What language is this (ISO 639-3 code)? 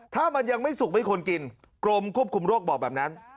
tha